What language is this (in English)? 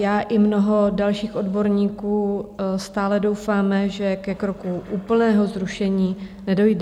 Czech